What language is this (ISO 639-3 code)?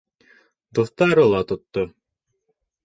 bak